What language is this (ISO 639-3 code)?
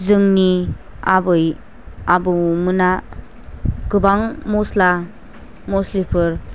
brx